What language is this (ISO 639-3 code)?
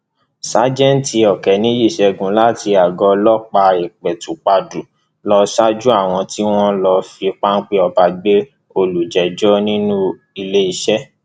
yor